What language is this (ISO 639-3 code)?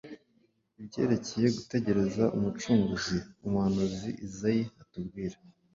kin